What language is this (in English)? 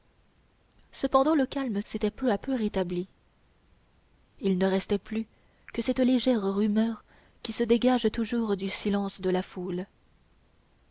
French